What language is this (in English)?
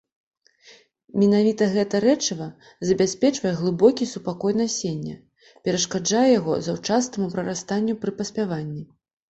Belarusian